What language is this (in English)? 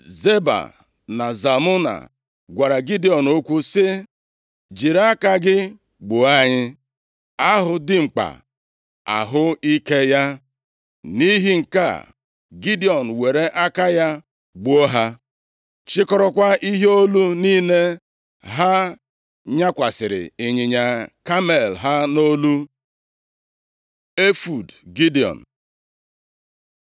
Igbo